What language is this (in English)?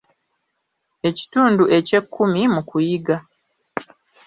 Ganda